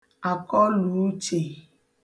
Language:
Igbo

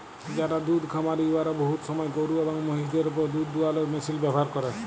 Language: Bangla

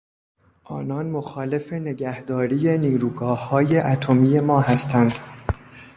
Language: Persian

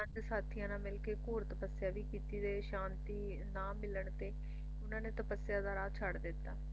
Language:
Punjabi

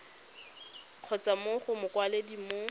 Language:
Tswana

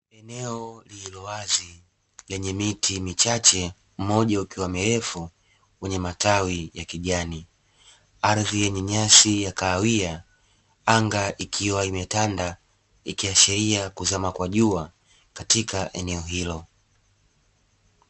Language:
Swahili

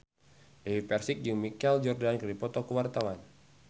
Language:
Sundanese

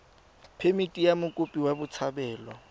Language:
Tswana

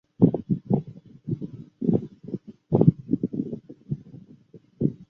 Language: Chinese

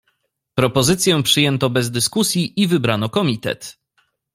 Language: Polish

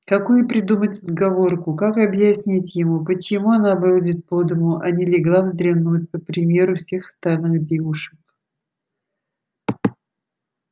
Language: Russian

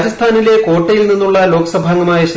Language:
Malayalam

